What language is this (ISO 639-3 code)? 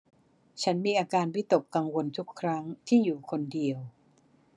tha